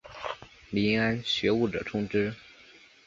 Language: Chinese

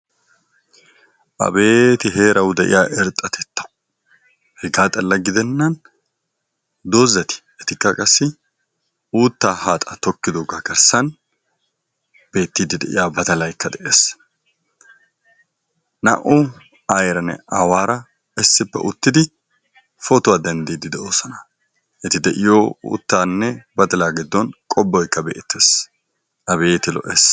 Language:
Wolaytta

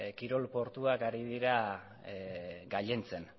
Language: Basque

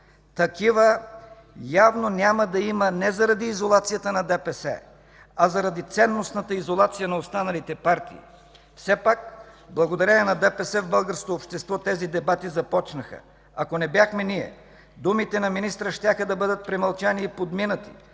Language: Bulgarian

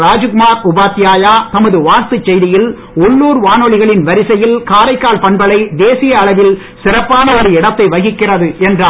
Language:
Tamil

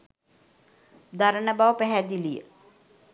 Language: Sinhala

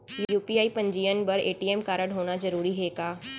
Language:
Chhattisgarhi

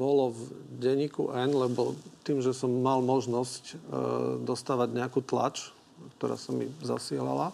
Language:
Slovak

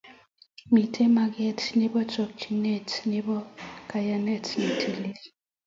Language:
Kalenjin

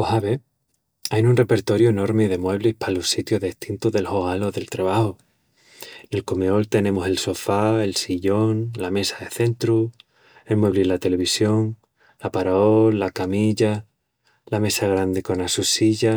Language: Extremaduran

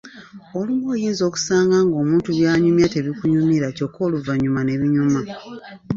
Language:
Ganda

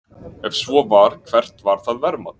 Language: Icelandic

